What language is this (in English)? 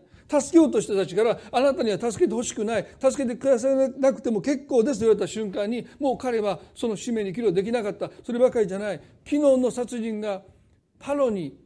Japanese